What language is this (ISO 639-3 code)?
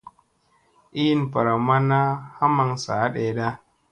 mse